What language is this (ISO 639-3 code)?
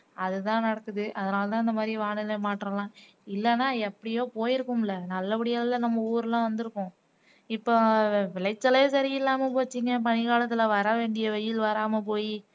tam